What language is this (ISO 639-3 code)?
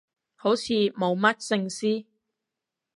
yue